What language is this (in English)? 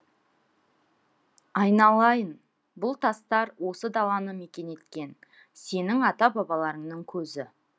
Kazakh